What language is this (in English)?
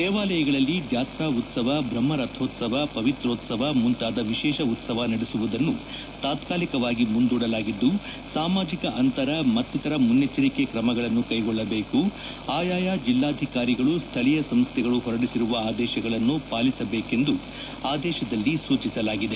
Kannada